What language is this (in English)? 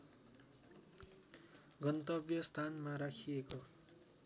Nepali